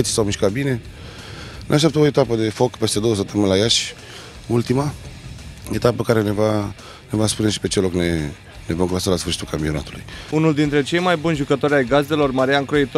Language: Romanian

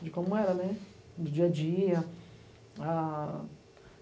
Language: Portuguese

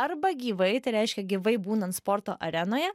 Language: Lithuanian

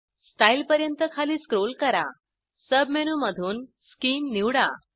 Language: Marathi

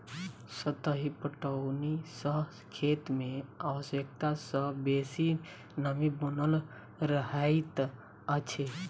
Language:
Maithili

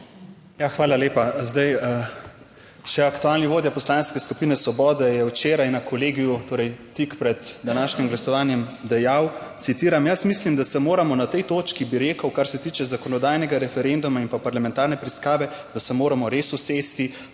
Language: Slovenian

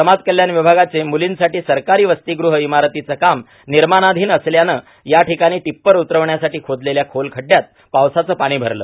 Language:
Marathi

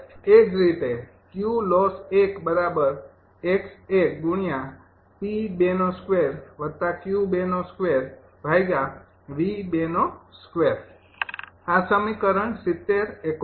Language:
Gujarati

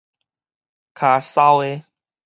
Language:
Min Nan Chinese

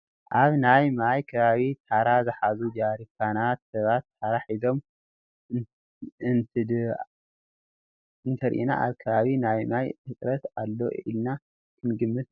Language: Tigrinya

